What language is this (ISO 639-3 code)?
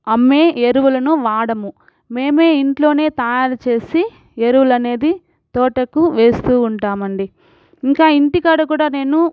tel